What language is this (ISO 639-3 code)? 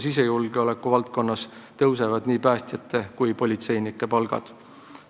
est